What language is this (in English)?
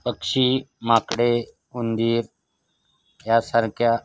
Marathi